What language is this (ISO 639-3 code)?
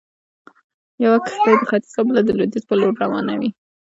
pus